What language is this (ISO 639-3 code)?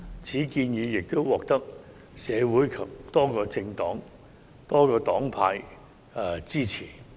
yue